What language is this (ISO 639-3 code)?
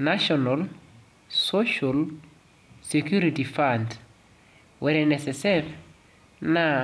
mas